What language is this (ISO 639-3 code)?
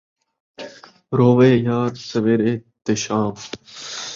skr